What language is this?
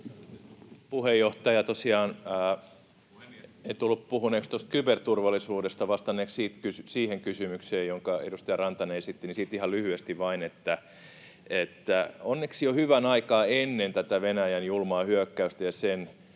Finnish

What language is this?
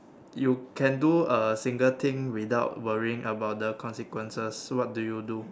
English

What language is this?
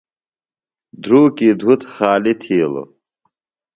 Phalura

